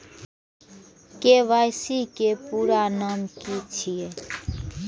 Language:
Maithili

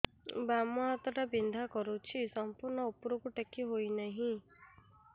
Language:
Odia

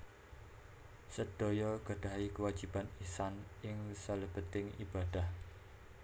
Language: Javanese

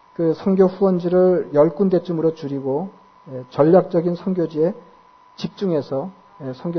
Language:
Korean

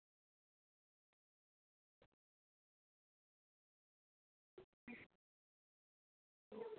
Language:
Urdu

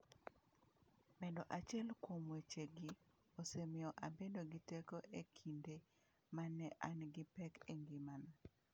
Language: Luo (Kenya and Tanzania)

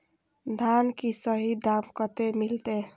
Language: Maithili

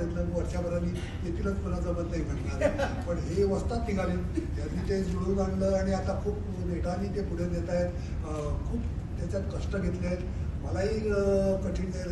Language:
Marathi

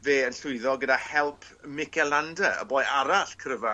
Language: Welsh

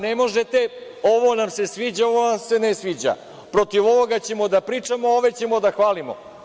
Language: Serbian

